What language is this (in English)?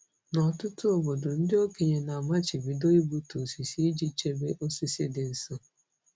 Igbo